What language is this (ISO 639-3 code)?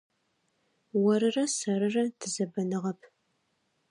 ady